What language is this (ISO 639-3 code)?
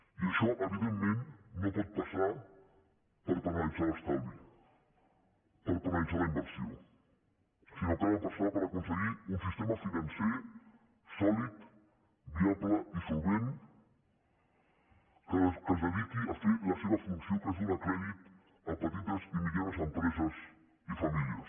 cat